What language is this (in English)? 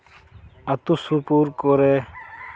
Santali